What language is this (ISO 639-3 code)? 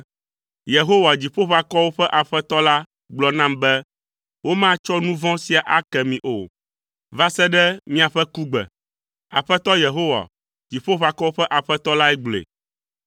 ewe